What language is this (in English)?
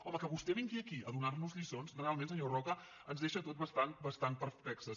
Catalan